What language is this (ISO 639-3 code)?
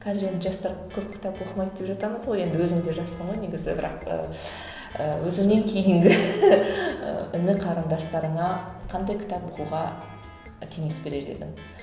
kaz